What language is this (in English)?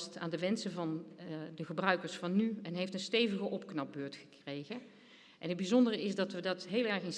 Dutch